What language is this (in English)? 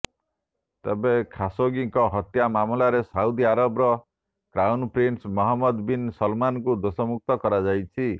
Odia